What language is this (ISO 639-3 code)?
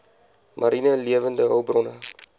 afr